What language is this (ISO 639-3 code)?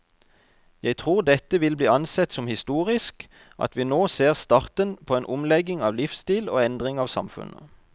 nor